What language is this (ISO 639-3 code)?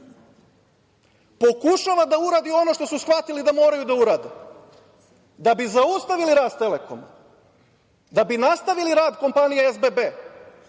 srp